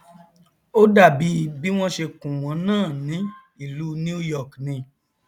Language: Yoruba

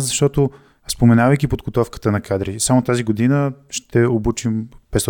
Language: Bulgarian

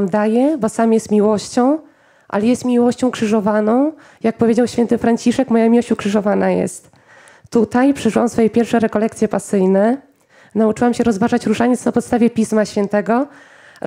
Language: Polish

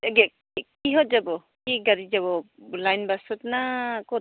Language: Assamese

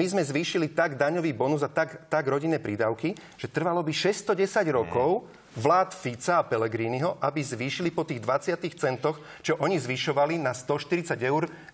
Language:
Slovak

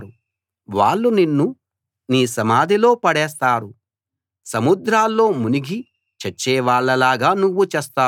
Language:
Telugu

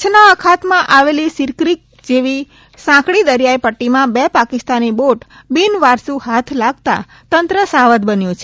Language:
Gujarati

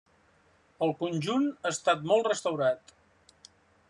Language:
Catalan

